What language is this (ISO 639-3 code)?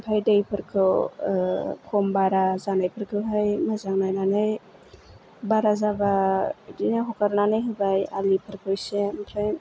brx